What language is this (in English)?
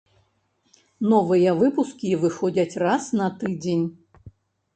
Belarusian